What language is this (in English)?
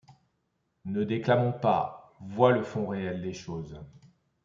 French